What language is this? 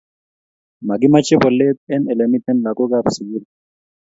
Kalenjin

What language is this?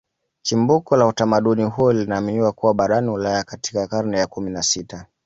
Swahili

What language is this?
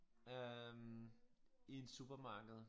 Danish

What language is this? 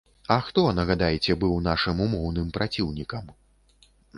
Belarusian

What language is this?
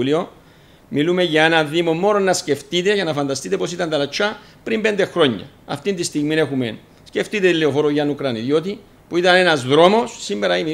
Greek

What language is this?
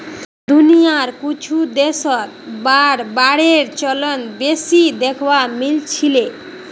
Magahi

